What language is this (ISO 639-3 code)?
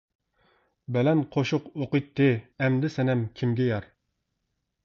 uig